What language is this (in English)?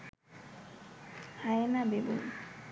Bangla